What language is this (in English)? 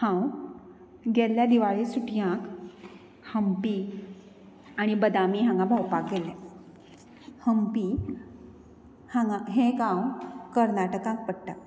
Konkani